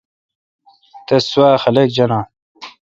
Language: Kalkoti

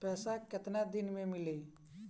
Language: Bhojpuri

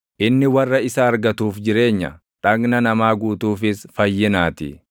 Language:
Oromo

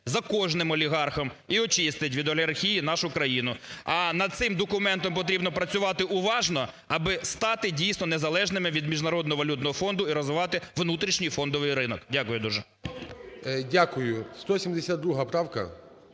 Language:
Ukrainian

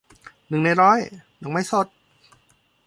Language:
Thai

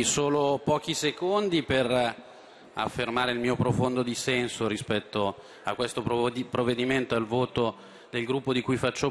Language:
Italian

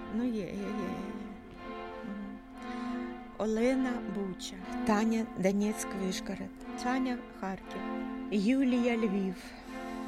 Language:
Danish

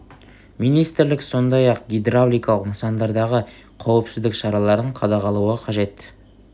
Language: Kazakh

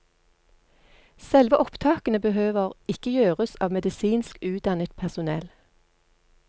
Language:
Norwegian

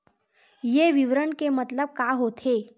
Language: Chhattisgarhi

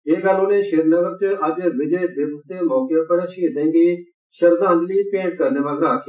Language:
Dogri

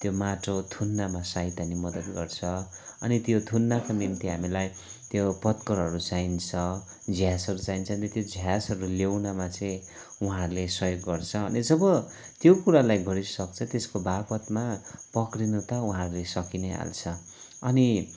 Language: Nepali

